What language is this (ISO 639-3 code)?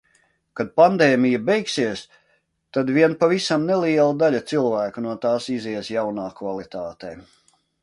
lav